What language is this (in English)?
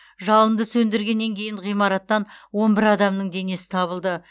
Kazakh